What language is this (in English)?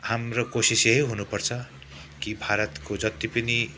Nepali